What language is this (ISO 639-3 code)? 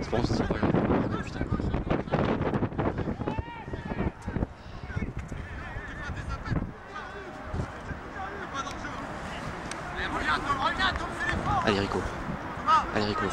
fra